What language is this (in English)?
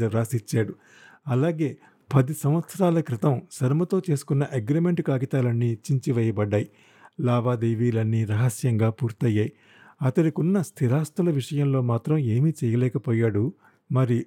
Telugu